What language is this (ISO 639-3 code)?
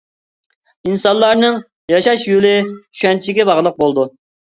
uig